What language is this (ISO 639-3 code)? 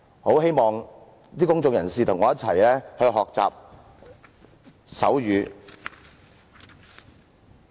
yue